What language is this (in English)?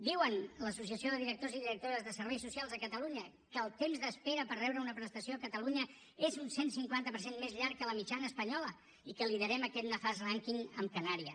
Catalan